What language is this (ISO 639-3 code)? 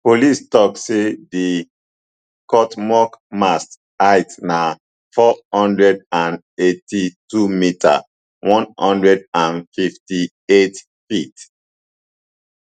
pcm